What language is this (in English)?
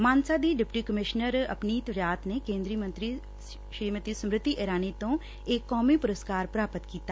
Punjabi